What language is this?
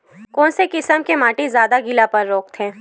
Chhattisgarhi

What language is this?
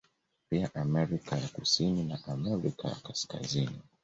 Swahili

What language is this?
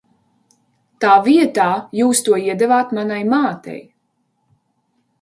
Latvian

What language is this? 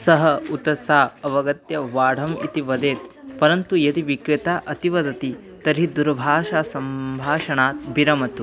Sanskrit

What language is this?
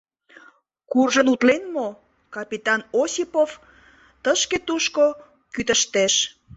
Mari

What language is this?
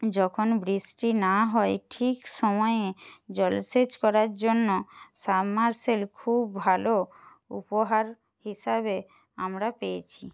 Bangla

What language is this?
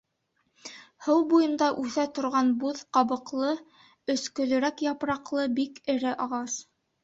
Bashkir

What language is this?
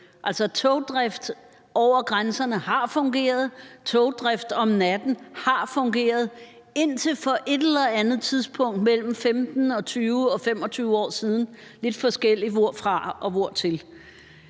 Danish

